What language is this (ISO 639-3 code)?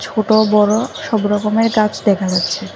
ben